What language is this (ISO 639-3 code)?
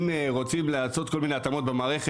heb